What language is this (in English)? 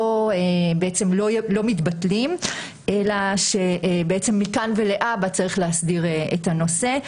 Hebrew